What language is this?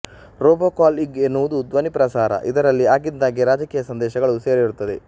Kannada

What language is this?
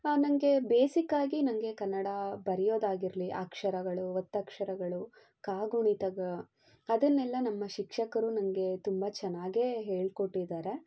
Kannada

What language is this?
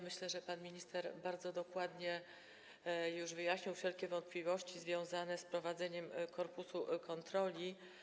Polish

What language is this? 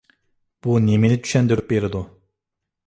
Uyghur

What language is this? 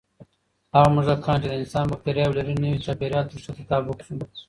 Pashto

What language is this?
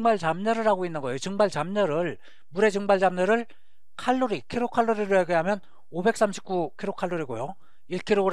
Korean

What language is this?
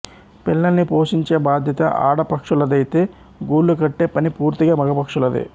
Telugu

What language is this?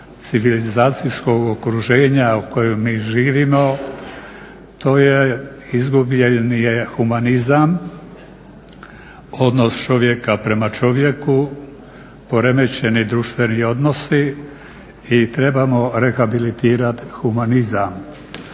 Croatian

